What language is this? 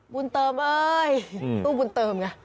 Thai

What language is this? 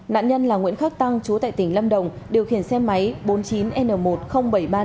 Vietnamese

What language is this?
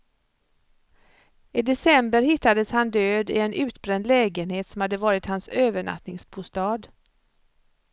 Swedish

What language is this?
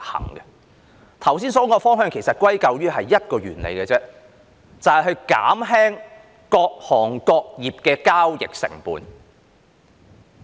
Cantonese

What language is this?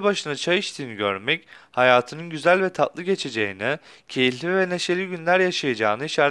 Turkish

